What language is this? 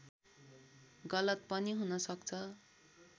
Nepali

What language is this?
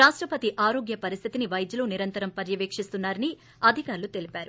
Telugu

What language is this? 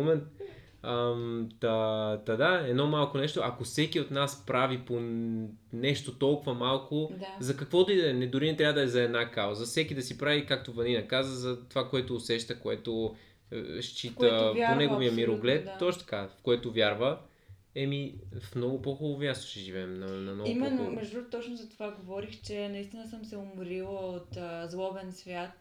Bulgarian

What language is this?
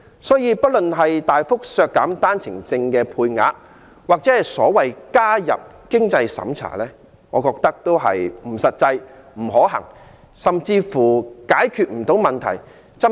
Cantonese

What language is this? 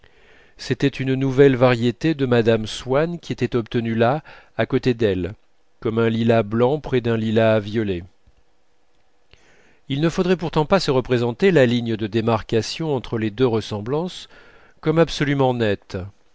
French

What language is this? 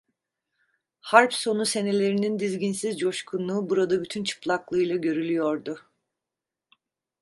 Turkish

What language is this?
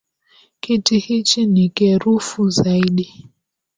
Swahili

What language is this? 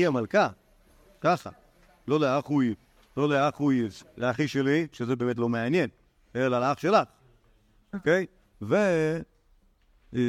Hebrew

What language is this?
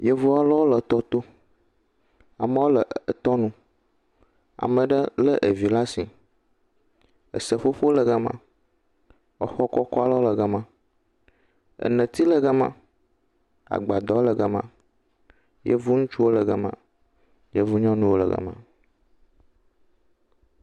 Ewe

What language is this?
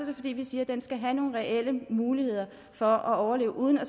Danish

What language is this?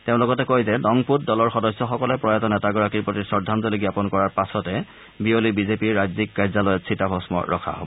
Assamese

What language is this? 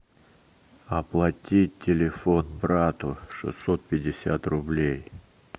Russian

